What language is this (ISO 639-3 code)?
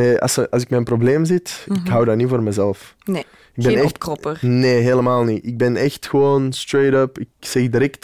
nld